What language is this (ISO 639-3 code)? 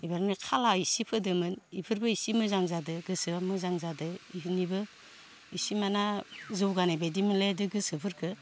brx